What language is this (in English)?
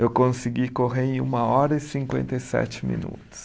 Portuguese